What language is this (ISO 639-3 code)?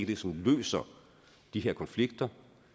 dan